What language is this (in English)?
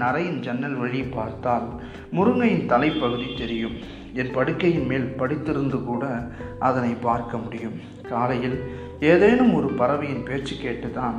Tamil